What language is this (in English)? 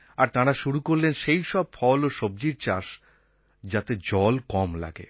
Bangla